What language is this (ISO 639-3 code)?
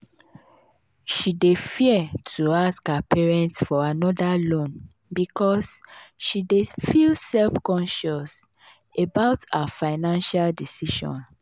pcm